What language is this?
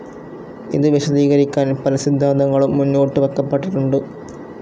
Malayalam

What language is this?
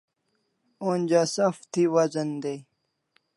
Kalasha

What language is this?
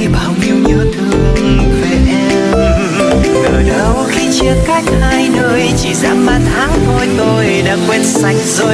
Vietnamese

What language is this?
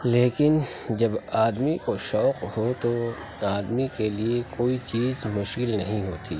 Urdu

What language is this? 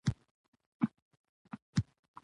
Pashto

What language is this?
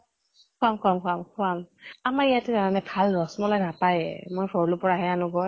Assamese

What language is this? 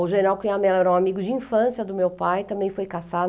Portuguese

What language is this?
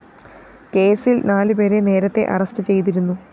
Malayalam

